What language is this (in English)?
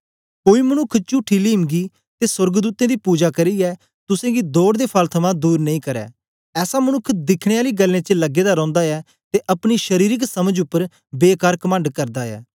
Dogri